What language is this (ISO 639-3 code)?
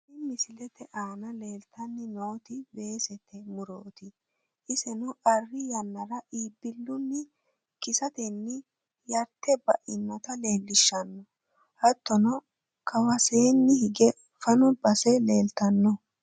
sid